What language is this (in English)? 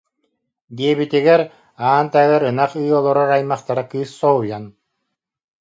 Yakut